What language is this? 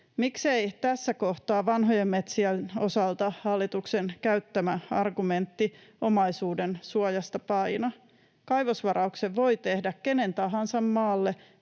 Finnish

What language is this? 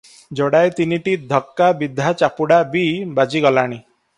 Odia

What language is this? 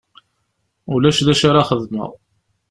Kabyle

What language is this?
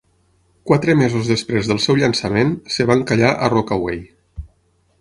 Catalan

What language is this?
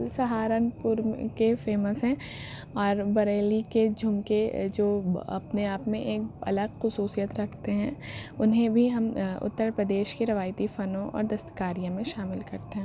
Urdu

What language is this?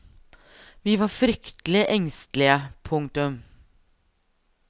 Norwegian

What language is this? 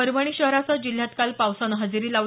Marathi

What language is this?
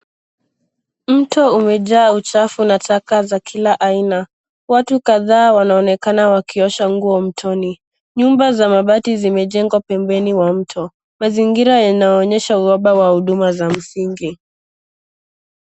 Swahili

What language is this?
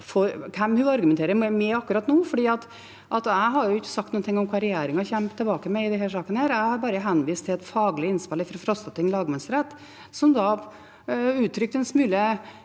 Norwegian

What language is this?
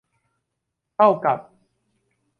Thai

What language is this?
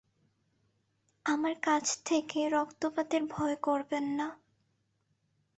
Bangla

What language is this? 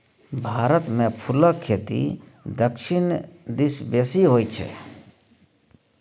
Maithili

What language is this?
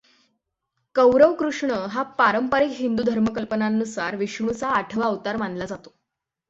Marathi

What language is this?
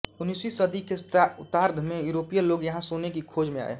Hindi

